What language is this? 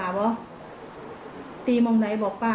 Thai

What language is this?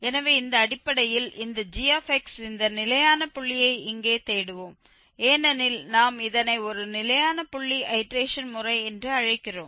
Tamil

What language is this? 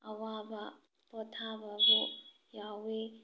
Manipuri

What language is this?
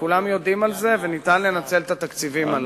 Hebrew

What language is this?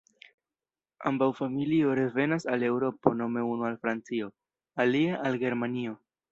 Esperanto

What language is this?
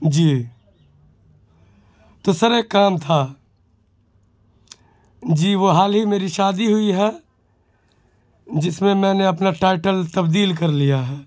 Urdu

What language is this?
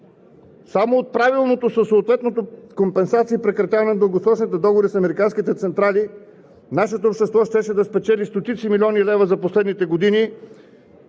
Bulgarian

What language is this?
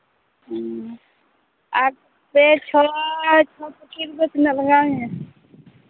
Santali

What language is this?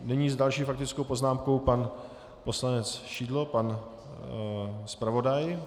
Czech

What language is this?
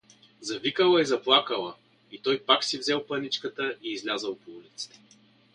Bulgarian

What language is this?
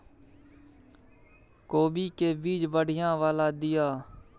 Maithili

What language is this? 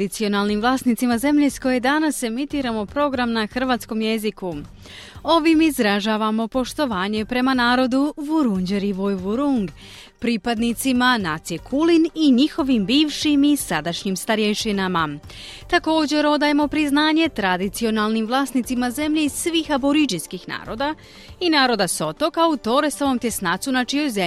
Croatian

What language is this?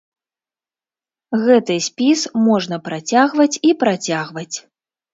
Belarusian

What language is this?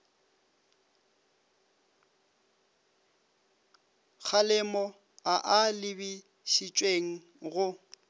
Northern Sotho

